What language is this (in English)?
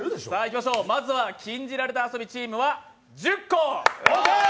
Japanese